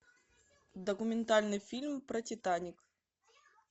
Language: Russian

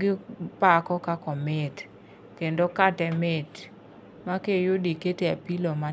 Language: Luo (Kenya and Tanzania)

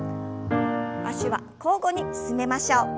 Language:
Japanese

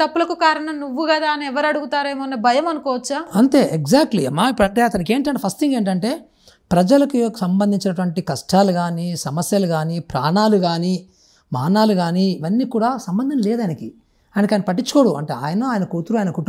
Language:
Hindi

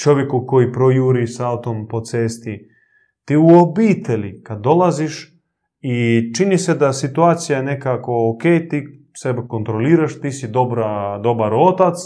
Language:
Croatian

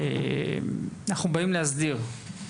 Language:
Hebrew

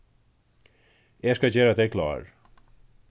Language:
Faroese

